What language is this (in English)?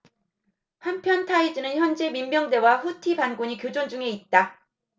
Korean